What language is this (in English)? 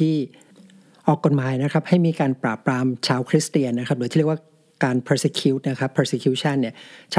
Thai